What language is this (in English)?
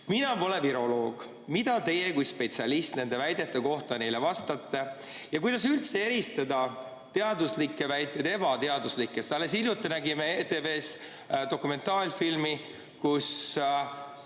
Estonian